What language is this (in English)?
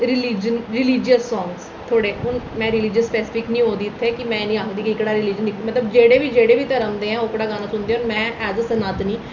Dogri